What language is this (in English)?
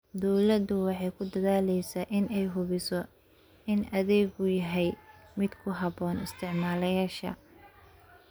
Somali